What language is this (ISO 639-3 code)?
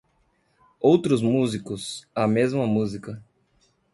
por